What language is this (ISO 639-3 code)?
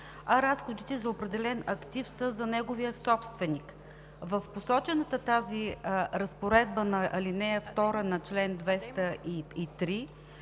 bul